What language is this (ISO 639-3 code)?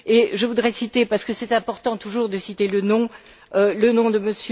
fra